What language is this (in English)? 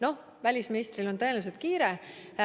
Estonian